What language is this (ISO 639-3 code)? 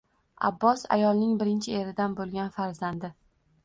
uzb